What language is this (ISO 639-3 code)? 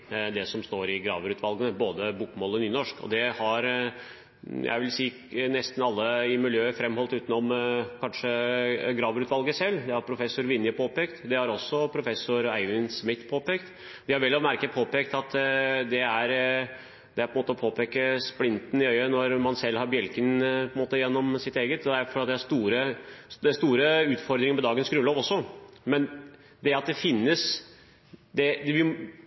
nob